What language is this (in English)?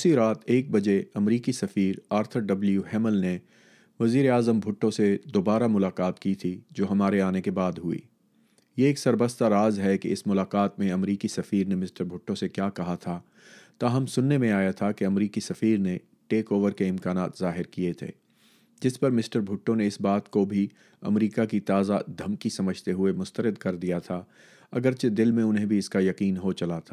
Urdu